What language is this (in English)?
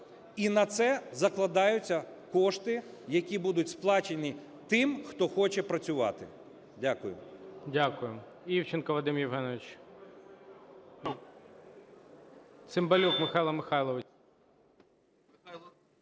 Ukrainian